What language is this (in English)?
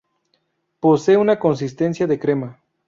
Spanish